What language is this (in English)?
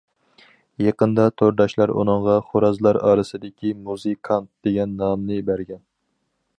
Uyghur